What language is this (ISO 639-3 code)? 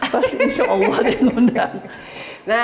ind